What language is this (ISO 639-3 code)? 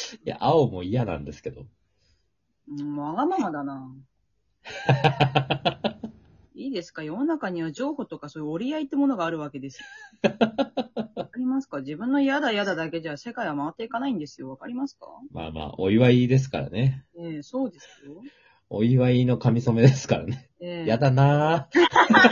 jpn